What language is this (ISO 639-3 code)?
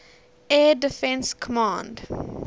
eng